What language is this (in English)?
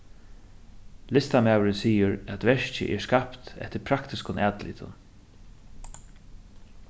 Faroese